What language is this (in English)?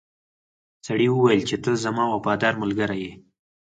Pashto